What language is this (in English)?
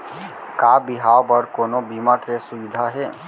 Chhattisgarhi